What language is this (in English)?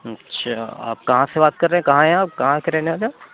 Urdu